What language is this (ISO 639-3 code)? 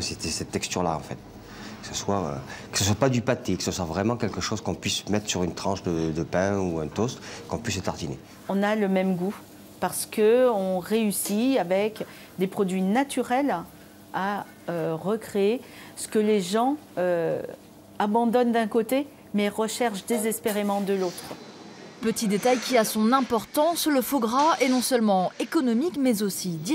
fra